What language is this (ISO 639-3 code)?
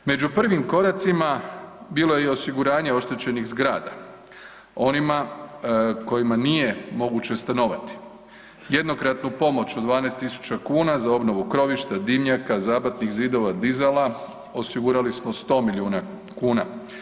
hrv